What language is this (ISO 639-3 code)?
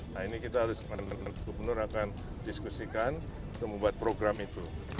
ind